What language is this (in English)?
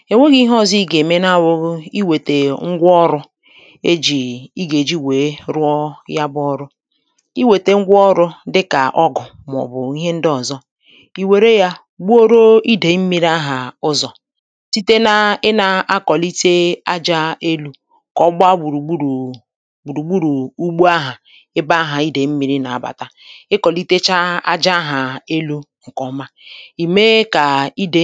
Igbo